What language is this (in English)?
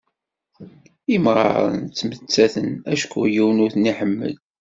Kabyle